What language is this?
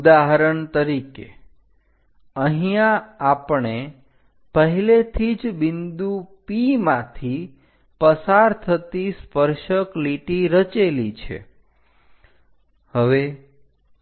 Gujarati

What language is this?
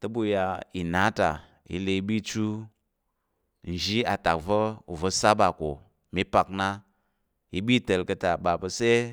Tarok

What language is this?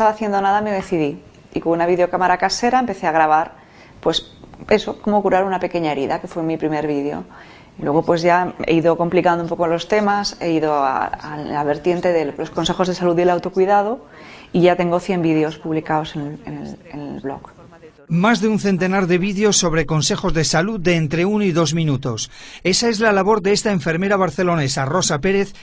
Spanish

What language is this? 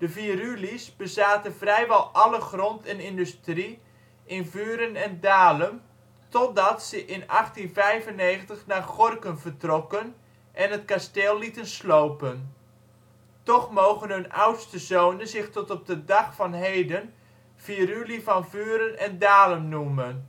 Dutch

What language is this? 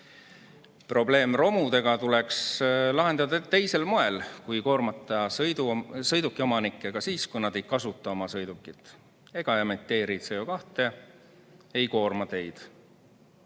Estonian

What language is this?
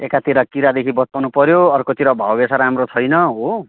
Nepali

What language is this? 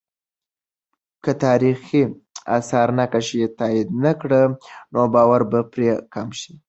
Pashto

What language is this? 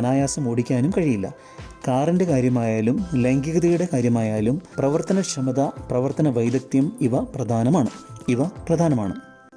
Malayalam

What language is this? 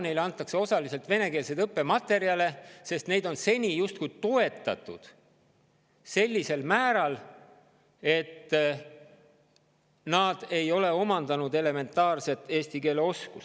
Estonian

